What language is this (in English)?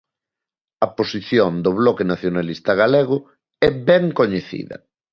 Galician